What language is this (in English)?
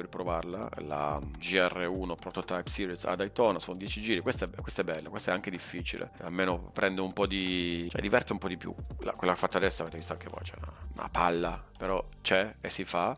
Italian